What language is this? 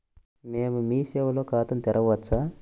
Telugu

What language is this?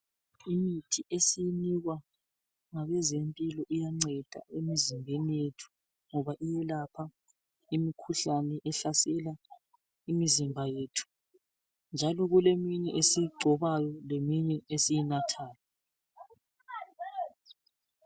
North Ndebele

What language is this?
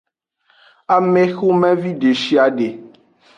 Aja (Benin)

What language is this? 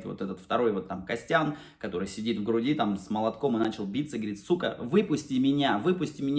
Russian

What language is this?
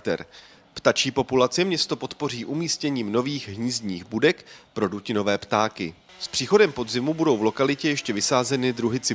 Czech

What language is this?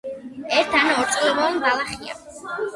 Georgian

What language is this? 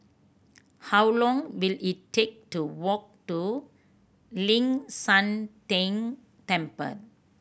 English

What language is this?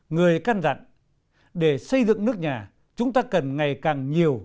Vietnamese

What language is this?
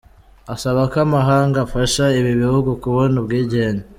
Kinyarwanda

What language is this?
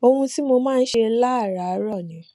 Yoruba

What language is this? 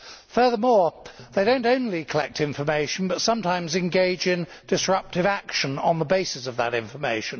English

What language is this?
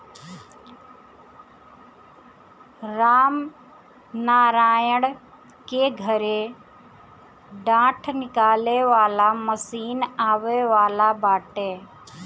Bhojpuri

